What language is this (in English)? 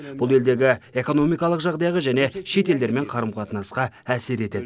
Kazakh